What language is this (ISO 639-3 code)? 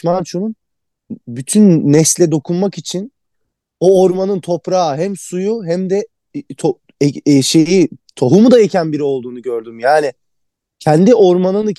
tur